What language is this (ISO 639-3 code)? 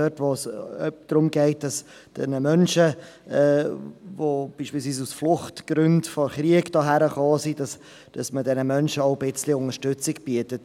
gsw